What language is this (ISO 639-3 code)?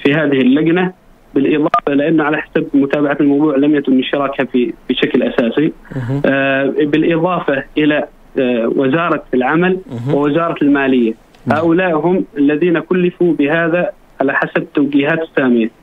ara